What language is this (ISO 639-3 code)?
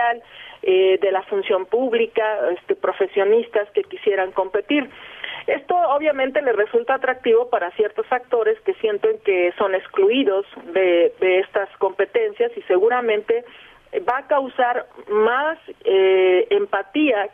spa